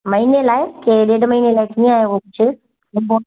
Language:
Sindhi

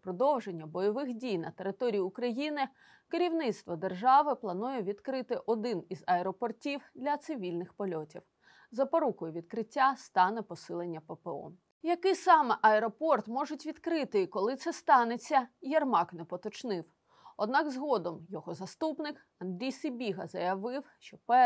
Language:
Ukrainian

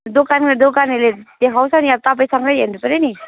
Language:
Nepali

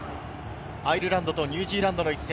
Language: Japanese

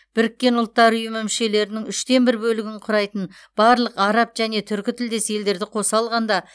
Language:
Kazakh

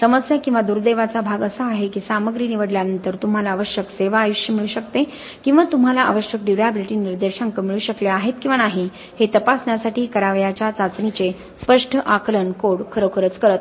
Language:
Marathi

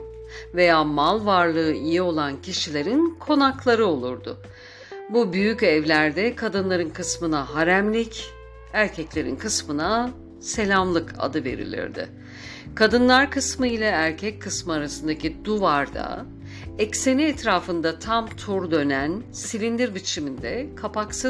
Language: Turkish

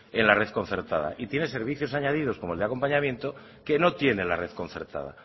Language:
Spanish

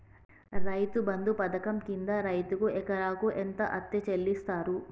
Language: Telugu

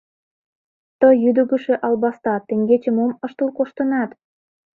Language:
Mari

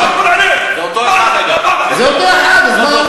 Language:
Hebrew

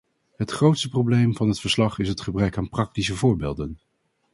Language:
Dutch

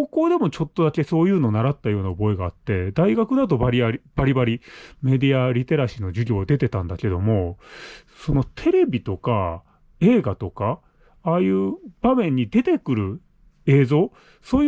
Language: Japanese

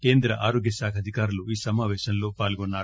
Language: Telugu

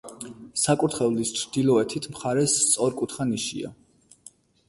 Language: Georgian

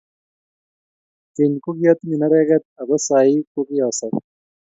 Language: Kalenjin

